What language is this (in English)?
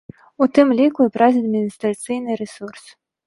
Belarusian